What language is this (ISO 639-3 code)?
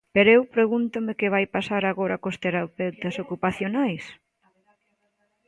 glg